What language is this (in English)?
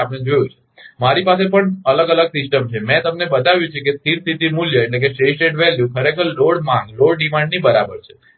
Gujarati